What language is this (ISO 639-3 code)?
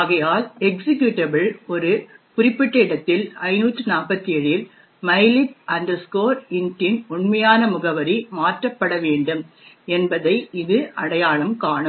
tam